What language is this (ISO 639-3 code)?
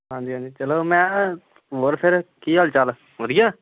pan